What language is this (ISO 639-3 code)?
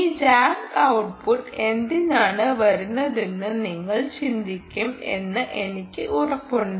mal